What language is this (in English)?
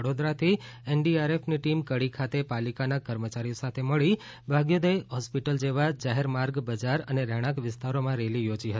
Gujarati